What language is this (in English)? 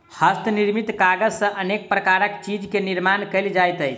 Maithili